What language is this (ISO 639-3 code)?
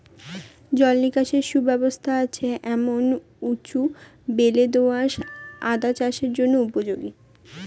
ben